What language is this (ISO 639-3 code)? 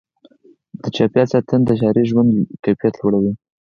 pus